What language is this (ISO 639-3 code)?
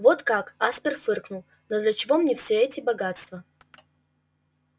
rus